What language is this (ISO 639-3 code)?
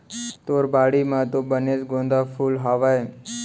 hne